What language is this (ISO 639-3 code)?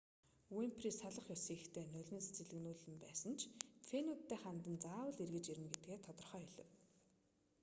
mon